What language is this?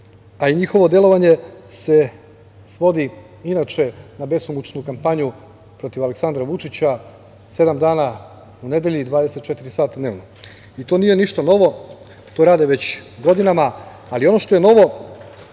Serbian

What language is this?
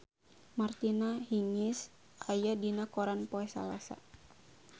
Sundanese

